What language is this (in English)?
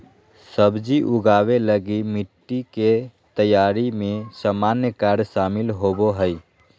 Magahi